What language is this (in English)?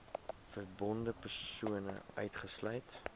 Afrikaans